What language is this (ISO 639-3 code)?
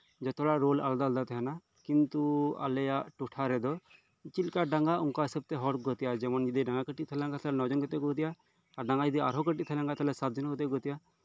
sat